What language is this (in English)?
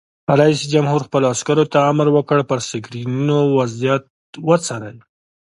Pashto